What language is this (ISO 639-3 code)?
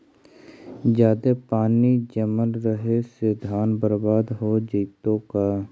mag